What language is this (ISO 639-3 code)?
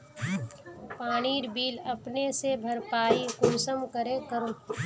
mag